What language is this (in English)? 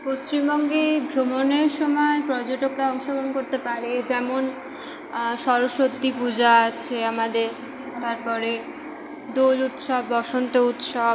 Bangla